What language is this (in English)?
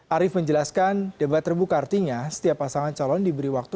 Indonesian